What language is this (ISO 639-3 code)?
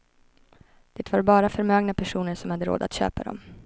swe